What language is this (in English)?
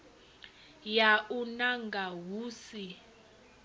Venda